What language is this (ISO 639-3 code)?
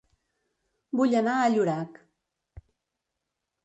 cat